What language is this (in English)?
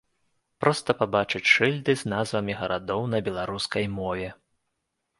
Belarusian